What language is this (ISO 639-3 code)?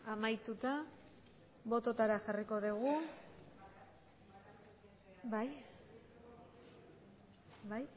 eus